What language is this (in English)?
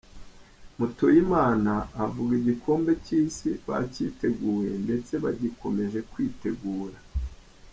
Kinyarwanda